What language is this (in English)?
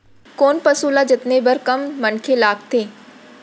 Chhattisgarhi